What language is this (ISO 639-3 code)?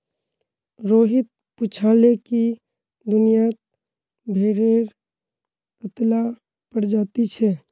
mag